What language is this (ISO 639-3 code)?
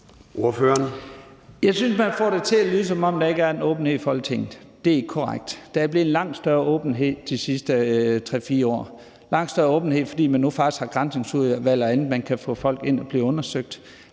dan